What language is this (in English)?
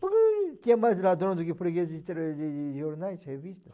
Portuguese